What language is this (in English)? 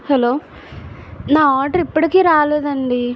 Telugu